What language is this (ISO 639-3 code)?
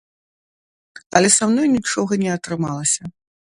bel